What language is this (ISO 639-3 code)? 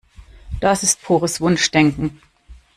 deu